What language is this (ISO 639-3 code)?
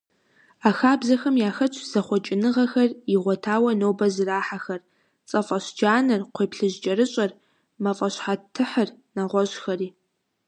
kbd